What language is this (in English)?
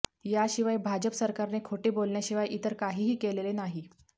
Marathi